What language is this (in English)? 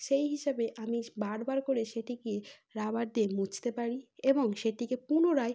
Bangla